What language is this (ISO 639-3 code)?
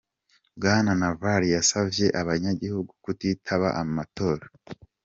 kin